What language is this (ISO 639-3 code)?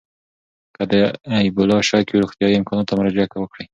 pus